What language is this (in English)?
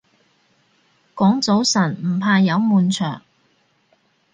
Cantonese